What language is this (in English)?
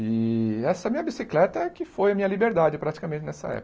Portuguese